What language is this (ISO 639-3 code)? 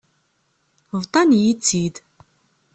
kab